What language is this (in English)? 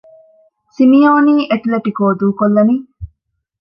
Divehi